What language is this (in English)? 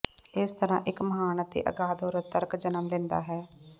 Punjabi